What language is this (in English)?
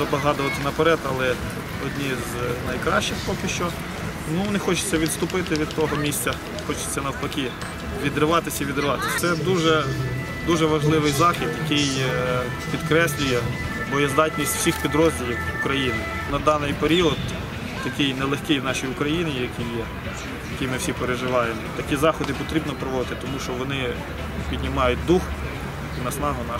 Ukrainian